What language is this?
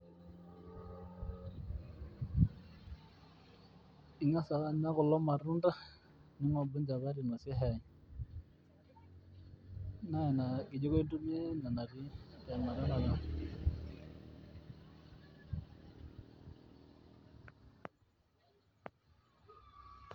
Masai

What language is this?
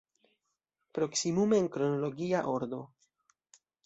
Esperanto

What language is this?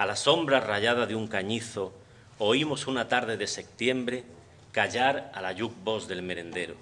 Spanish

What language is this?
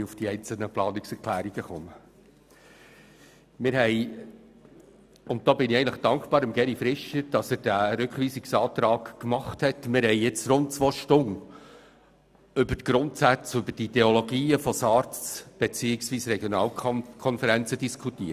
Swiss German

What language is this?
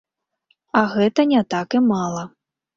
Belarusian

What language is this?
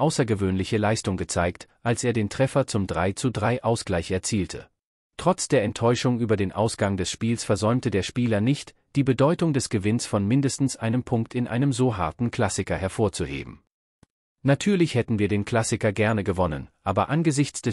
German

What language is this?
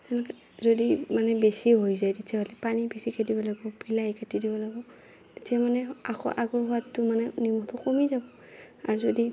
Assamese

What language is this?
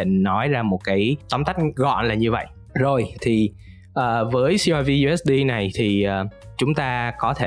Vietnamese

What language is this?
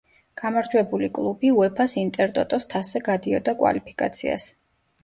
Georgian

